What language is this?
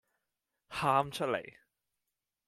Cantonese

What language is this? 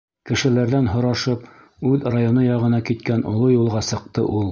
Bashkir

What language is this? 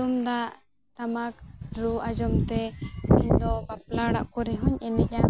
Santali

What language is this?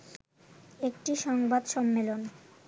Bangla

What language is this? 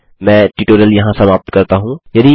Hindi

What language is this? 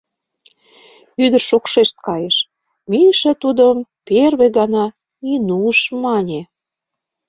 Mari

